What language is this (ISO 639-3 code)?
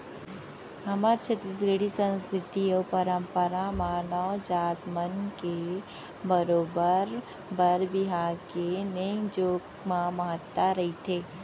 hne